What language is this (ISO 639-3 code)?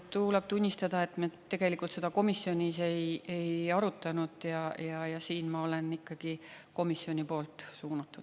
est